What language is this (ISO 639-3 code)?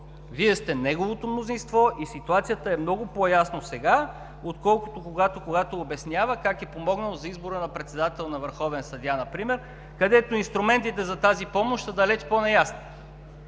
bul